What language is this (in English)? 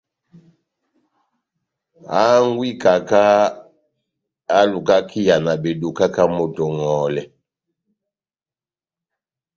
Batanga